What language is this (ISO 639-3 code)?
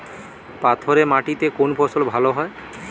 ben